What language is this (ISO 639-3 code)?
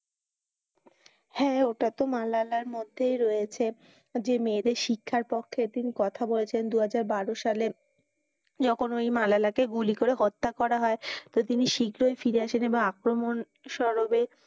ben